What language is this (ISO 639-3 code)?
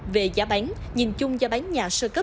vie